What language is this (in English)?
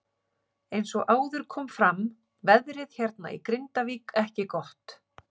Icelandic